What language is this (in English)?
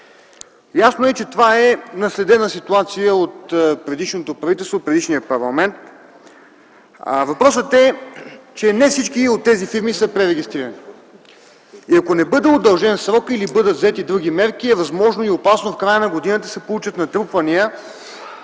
Bulgarian